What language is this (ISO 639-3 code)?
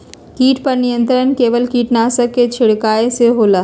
mag